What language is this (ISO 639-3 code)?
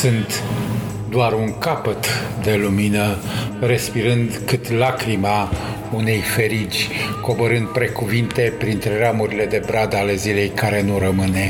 ron